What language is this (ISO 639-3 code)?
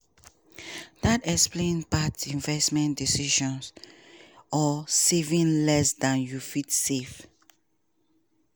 pcm